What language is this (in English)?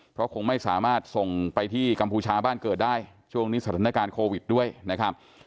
Thai